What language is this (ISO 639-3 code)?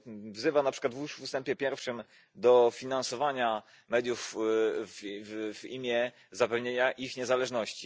pol